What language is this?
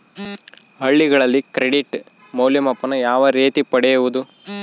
Kannada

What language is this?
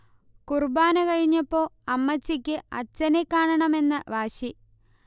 Malayalam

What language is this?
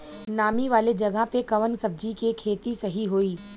Bhojpuri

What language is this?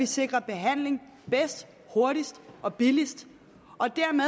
Danish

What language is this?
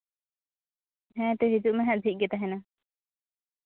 Santali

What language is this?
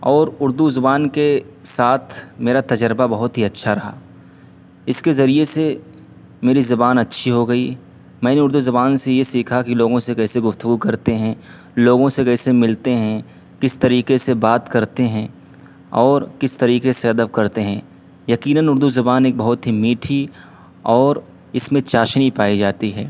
Urdu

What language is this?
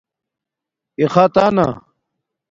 Domaaki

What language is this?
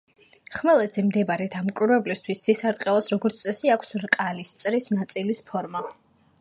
Georgian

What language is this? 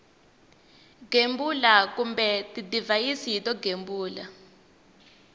Tsonga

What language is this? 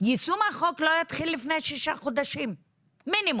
Hebrew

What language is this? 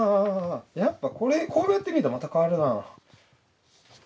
Japanese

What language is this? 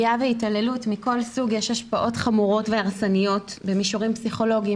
Hebrew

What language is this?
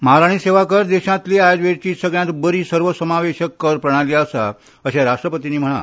Konkani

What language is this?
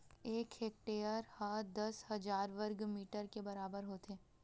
Chhattisgarhi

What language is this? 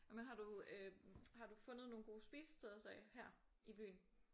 Danish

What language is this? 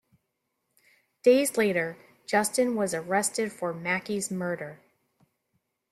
English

